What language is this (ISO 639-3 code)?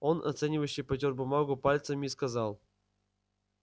rus